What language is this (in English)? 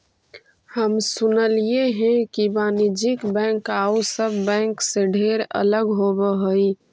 Magahi